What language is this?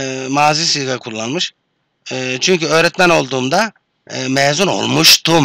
Turkish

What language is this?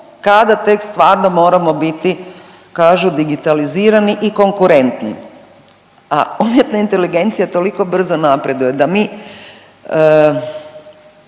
Croatian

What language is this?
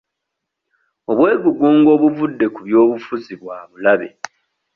Ganda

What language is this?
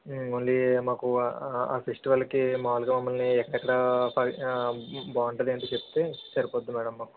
Telugu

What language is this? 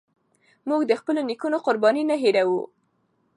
Pashto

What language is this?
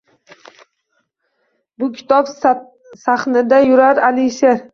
Uzbek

